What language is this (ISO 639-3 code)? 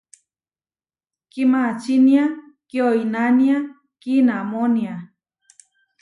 var